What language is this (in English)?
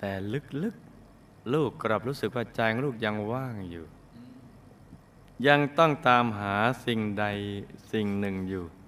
Thai